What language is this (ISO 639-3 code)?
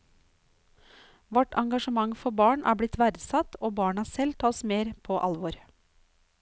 nor